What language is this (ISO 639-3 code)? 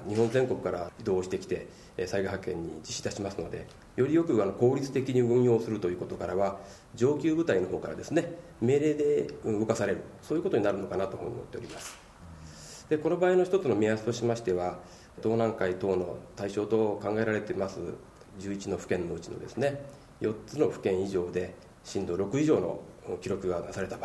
jpn